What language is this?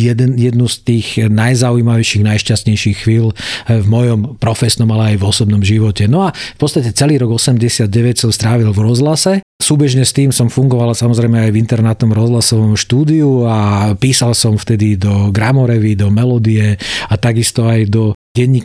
Slovak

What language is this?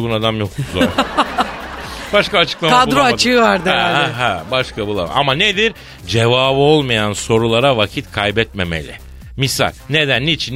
Turkish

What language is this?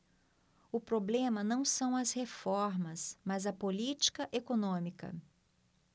Portuguese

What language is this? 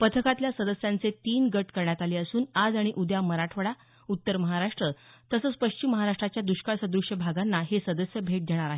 Marathi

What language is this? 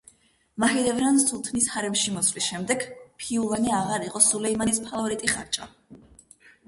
Georgian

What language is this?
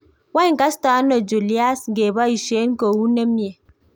Kalenjin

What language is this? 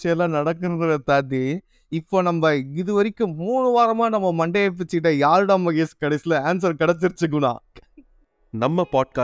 Tamil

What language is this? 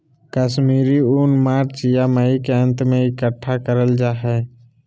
Magahi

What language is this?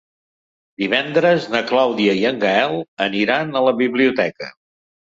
Catalan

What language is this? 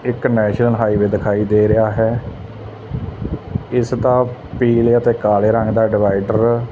Punjabi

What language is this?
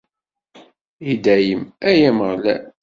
Kabyle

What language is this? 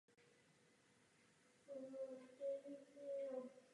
Czech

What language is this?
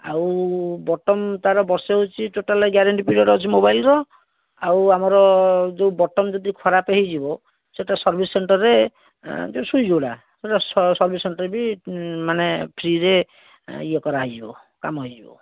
Odia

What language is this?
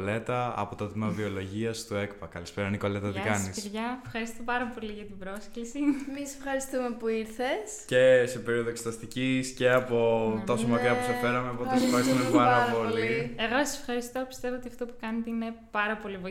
Greek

